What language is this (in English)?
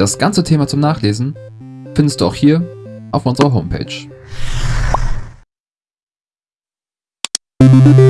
German